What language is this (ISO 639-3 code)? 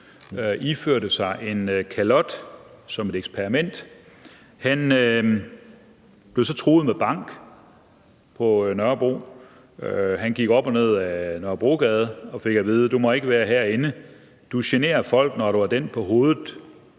dan